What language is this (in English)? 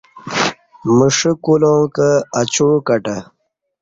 Kati